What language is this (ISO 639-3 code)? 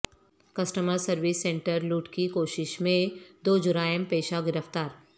urd